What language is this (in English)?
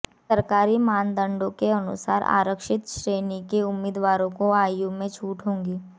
Hindi